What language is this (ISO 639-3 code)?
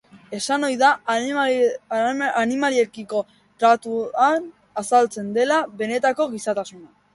eus